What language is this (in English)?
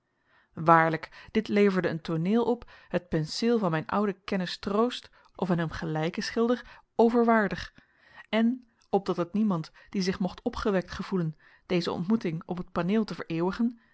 Dutch